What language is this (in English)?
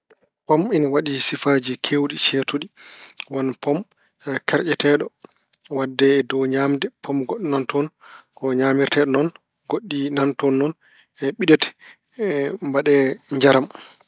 Fula